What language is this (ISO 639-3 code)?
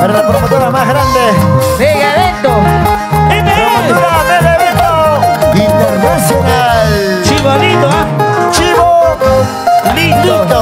spa